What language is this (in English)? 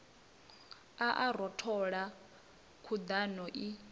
Venda